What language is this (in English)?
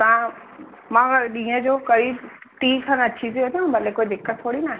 Sindhi